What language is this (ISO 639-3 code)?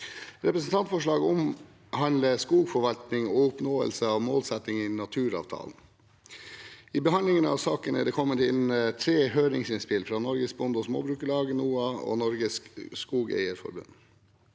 nor